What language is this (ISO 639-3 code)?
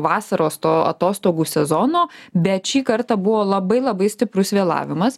lit